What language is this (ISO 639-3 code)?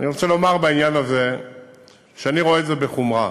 heb